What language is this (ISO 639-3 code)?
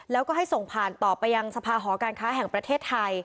tha